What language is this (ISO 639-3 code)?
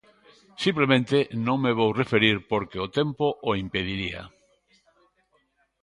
glg